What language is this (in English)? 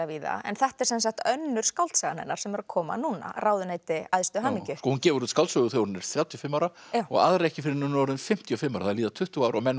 Icelandic